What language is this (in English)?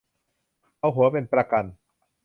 Thai